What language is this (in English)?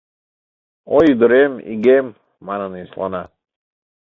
Mari